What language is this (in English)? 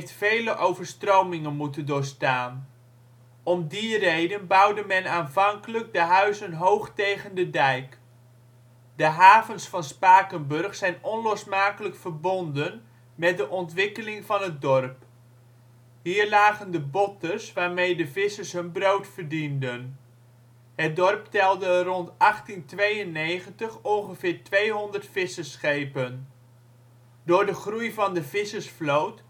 Dutch